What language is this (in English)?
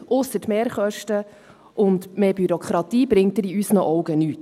Swiss German